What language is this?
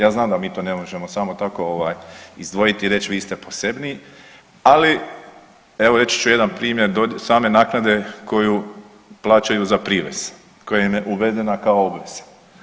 Croatian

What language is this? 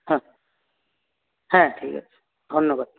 Bangla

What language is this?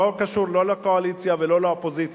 Hebrew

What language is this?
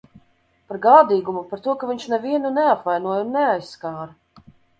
Latvian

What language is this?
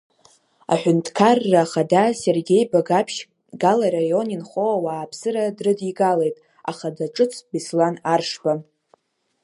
Abkhazian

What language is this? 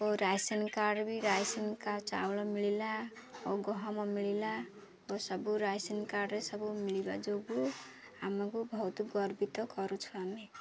Odia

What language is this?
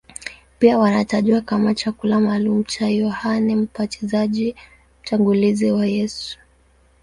Swahili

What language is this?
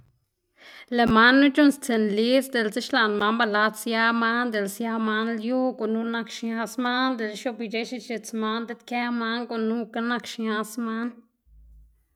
Xanaguía Zapotec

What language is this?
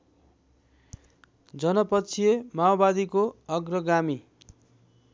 Nepali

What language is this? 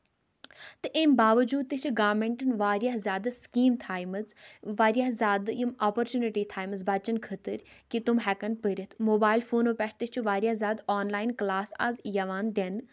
Kashmiri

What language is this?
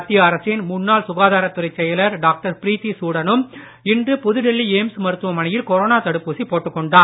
Tamil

